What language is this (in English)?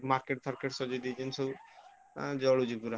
Odia